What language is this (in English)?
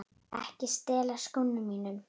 Icelandic